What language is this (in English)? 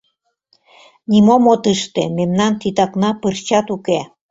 Mari